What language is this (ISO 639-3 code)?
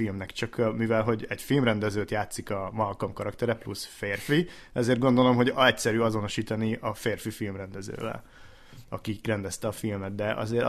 hun